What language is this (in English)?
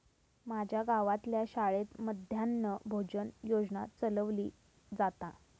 Marathi